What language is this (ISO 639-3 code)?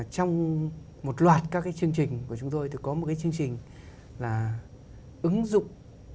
vie